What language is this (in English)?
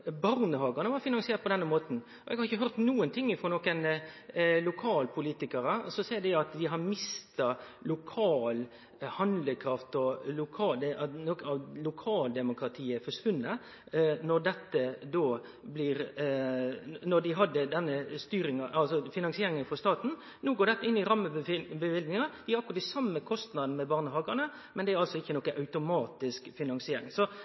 Norwegian Nynorsk